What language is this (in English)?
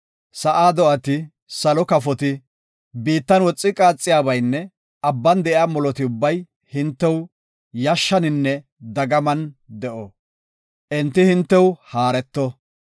Gofa